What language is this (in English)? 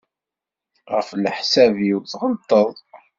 Kabyle